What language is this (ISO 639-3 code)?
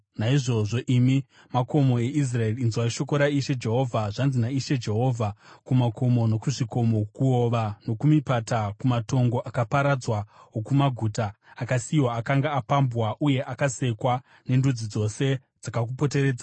sna